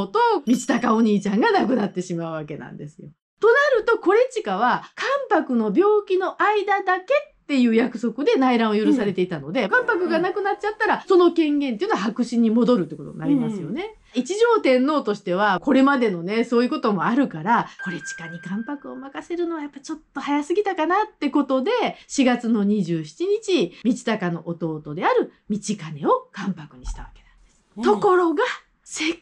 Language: Japanese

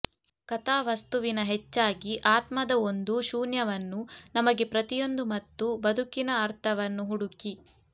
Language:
Kannada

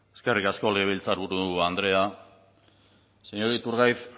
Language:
Basque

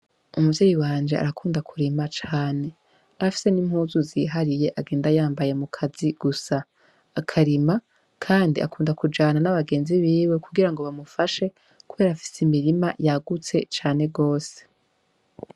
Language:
Rundi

